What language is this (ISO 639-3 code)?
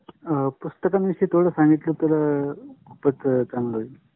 mar